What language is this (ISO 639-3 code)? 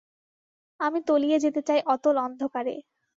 ben